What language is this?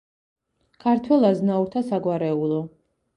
Georgian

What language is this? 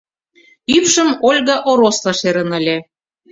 Mari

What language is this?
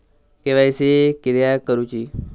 Marathi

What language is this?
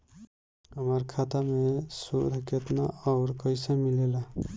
Bhojpuri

